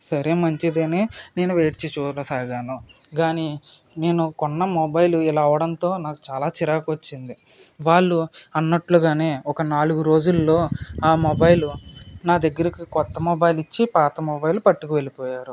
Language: Telugu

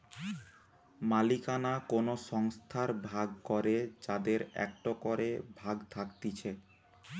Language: Bangla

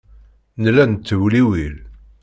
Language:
Kabyle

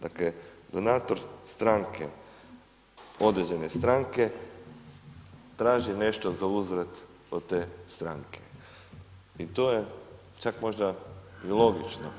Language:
Croatian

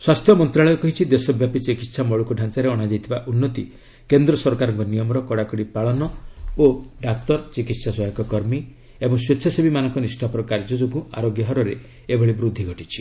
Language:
Odia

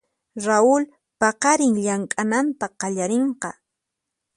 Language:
Puno Quechua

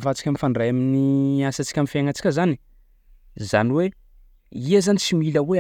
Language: Sakalava Malagasy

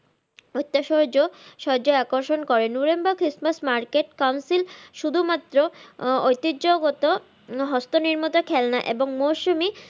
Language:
Bangla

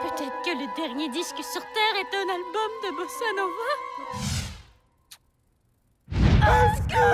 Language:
French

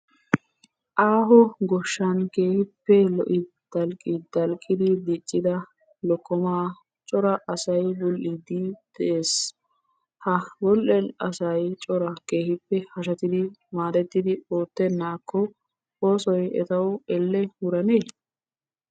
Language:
Wolaytta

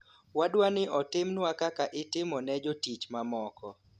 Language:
Luo (Kenya and Tanzania)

